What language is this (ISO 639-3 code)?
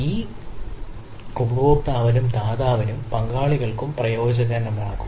mal